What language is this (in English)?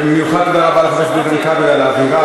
Hebrew